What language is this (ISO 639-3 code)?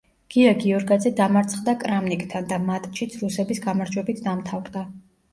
kat